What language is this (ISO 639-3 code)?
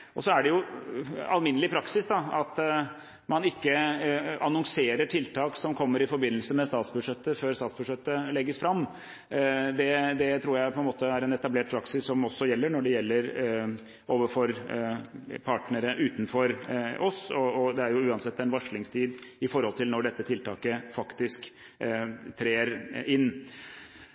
nob